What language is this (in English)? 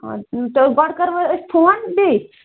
Kashmiri